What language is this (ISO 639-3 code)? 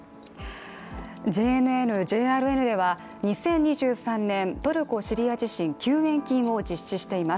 jpn